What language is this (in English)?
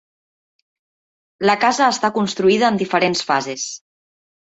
Catalan